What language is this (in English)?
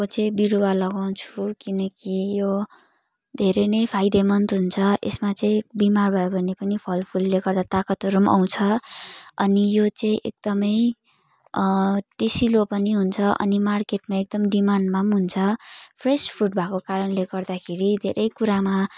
Nepali